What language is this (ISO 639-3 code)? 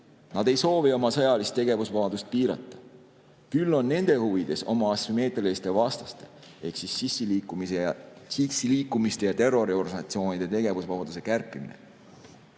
est